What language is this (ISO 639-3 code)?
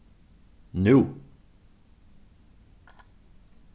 fao